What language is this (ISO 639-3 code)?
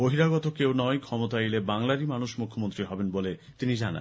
ben